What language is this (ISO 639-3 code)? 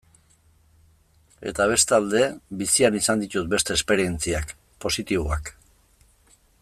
eus